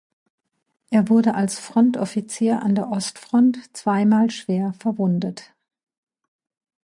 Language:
German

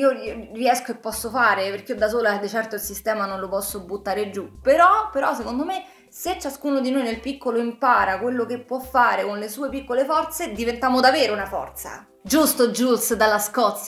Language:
Italian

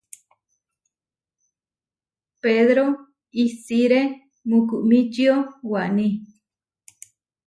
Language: Huarijio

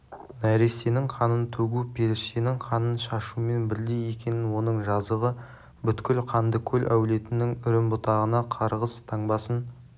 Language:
Kazakh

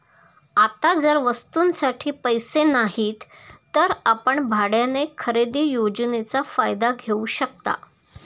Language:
Marathi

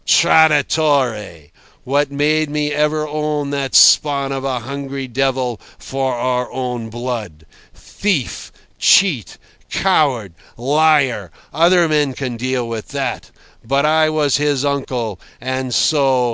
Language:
English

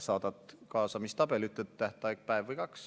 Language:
Estonian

